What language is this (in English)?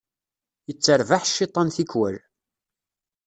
Kabyle